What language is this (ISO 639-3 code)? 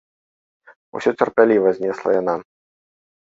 bel